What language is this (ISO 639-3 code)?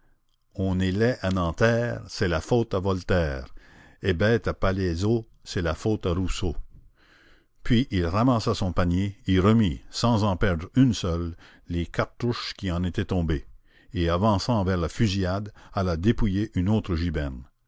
fra